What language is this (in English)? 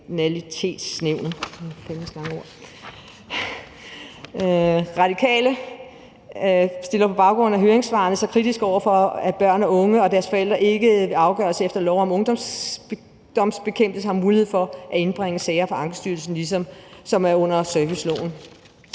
Danish